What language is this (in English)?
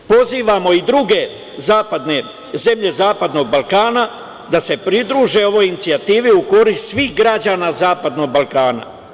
Serbian